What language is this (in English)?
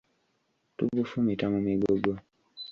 Ganda